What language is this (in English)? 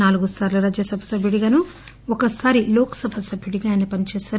Telugu